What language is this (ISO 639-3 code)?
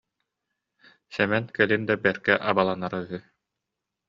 sah